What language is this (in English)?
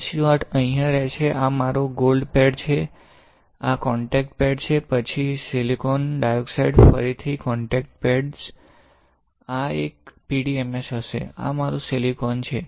Gujarati